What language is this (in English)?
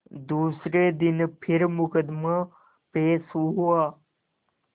Hindi